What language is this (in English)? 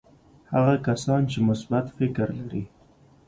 Pashto